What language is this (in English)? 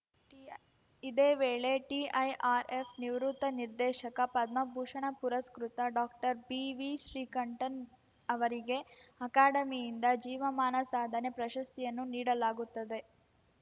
Kannada